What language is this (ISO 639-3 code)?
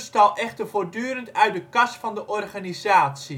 nld